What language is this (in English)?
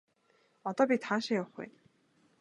Mongolian